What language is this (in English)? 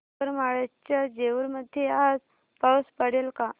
Marathi